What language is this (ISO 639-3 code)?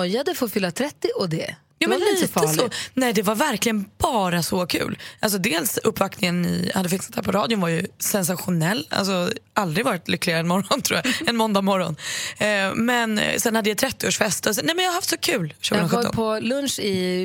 swe